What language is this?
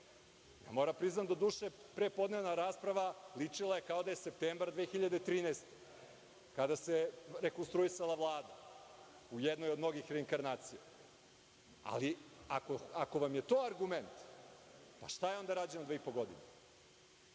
Serbian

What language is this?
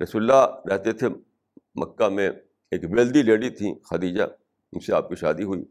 Urdu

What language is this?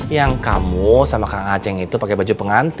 Indonesian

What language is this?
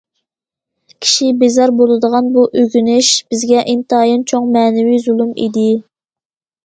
Uyghur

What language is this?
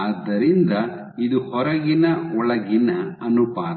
Kannada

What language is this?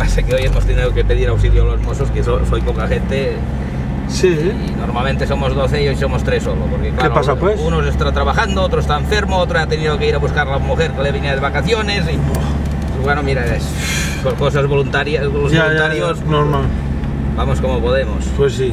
Spanish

